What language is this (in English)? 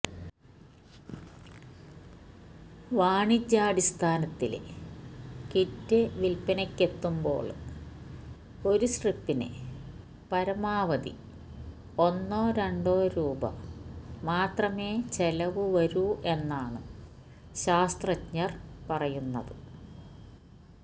Malayalam